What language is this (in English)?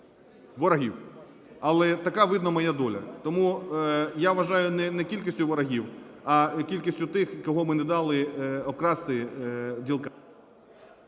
Ukrainian